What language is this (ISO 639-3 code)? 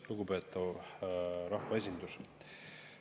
est